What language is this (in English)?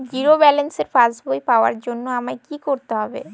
Bangla